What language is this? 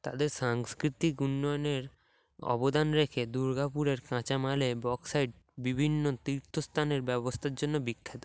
Bangla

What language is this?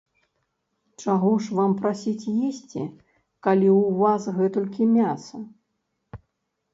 Belarusian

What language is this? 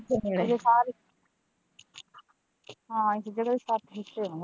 Punjabi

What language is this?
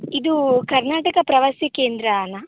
Kannada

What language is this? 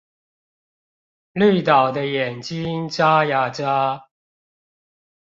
Chinese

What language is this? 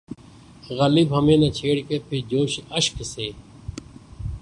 Urdu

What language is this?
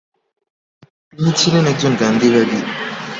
Bangla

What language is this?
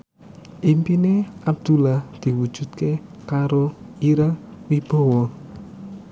Javanese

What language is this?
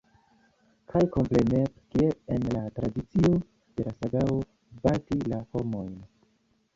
Esperanto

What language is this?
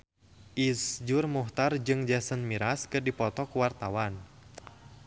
Sundanese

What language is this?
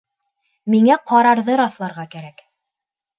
Bashkir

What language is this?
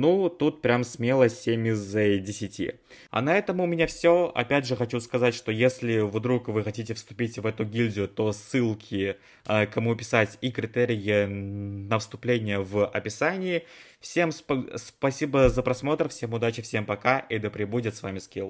Russian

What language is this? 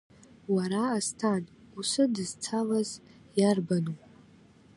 Abkhazian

